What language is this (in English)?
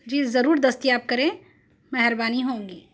Urdu